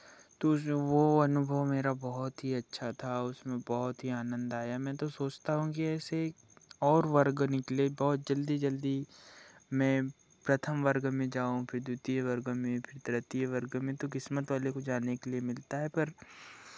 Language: Hindi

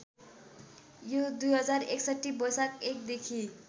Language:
Nepali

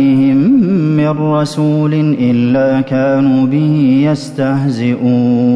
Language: Arabic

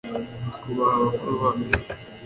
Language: Kinyarwanda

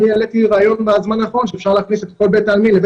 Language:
Hebrew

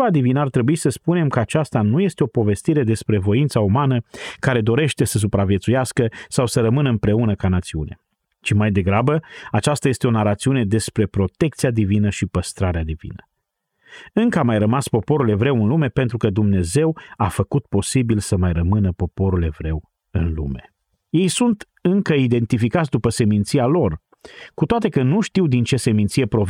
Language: Romanian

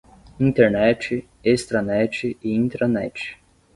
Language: Portuguese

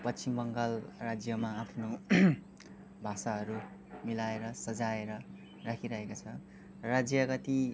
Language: Nepali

